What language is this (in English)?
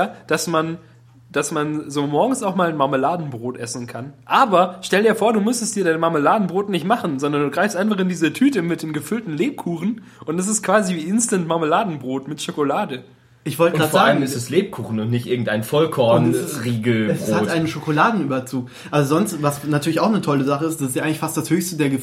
German